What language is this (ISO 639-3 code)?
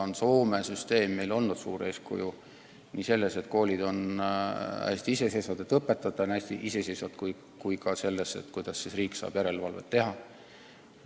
est